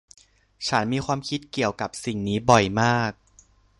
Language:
Thai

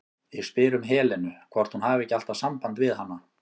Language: Icelandic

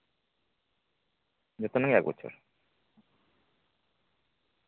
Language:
Santali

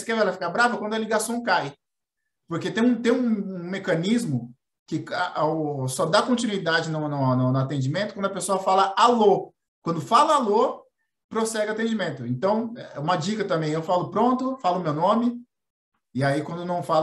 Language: Portuguese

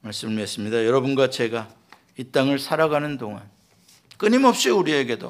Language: Korean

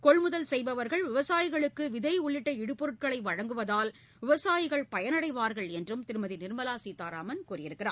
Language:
Tamil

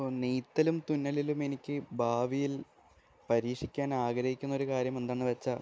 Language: Malayalam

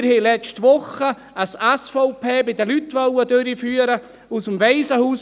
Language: Swiss German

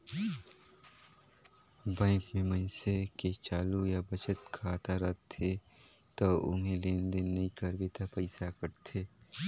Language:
Chhattisgarhi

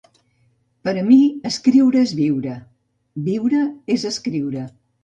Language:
Catalan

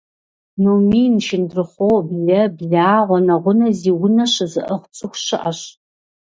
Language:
Kabardian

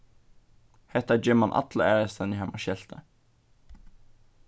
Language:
Faroese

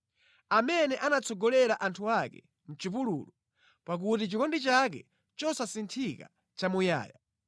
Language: Nyanja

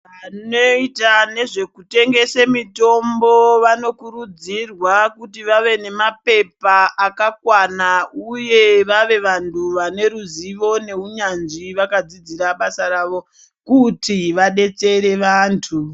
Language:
Ndau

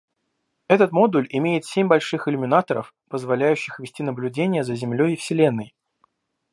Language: Russian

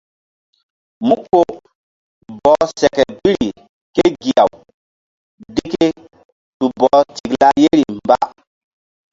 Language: Mbum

